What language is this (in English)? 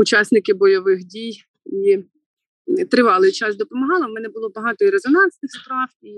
Ukrainian